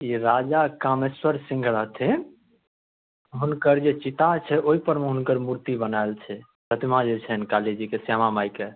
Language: Maithili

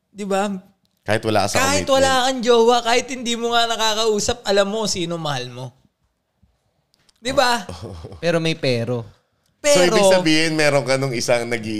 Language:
Filipino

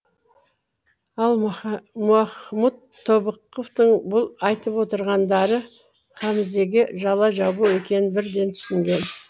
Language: Kazakh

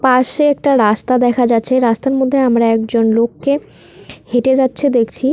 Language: Bangla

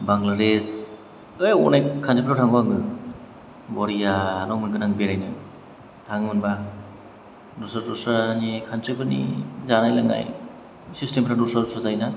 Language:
Bodo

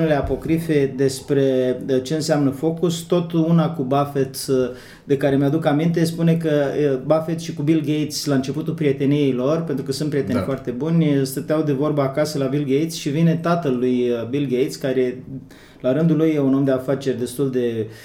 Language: Romanian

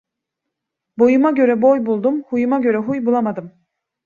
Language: Turkish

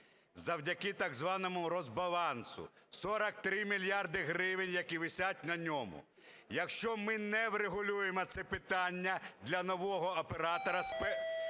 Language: Ukrainian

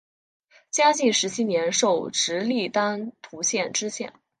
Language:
Chinese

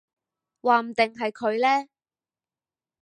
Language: Cantonese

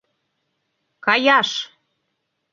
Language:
Mari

